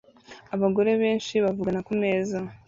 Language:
Kinyarwanda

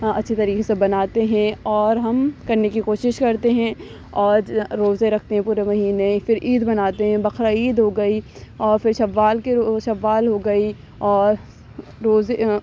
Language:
Urdu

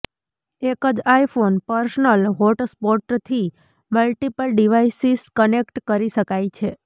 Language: Gujarati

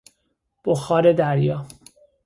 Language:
Persian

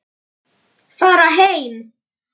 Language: Icelandic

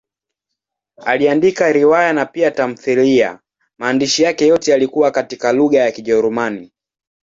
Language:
Swahili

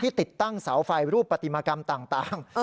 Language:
Thai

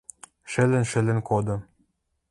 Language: Western Mari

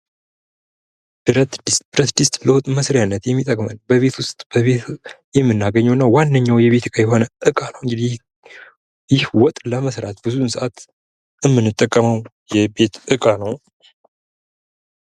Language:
Amharic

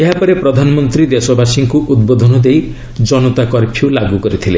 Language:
Odia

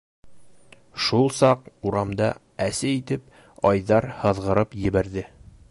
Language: Bashkir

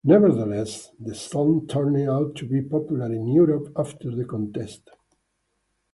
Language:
English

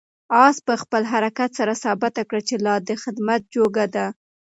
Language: Pashto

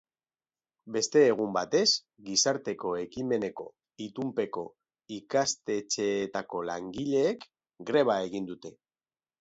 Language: Basque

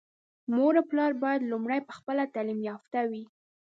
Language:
Pashto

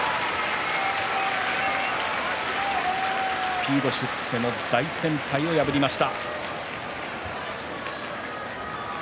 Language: Japanese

